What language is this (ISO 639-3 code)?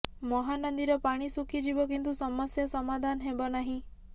ori